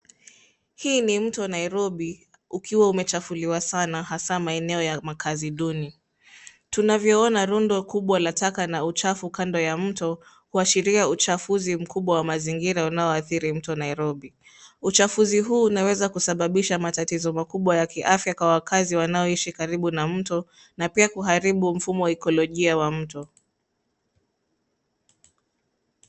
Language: Swahili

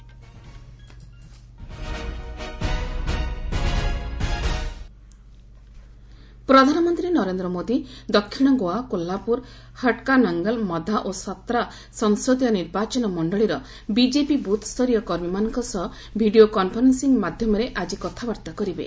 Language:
Odia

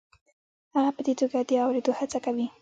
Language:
Pashto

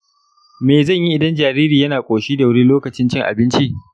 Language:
Hausa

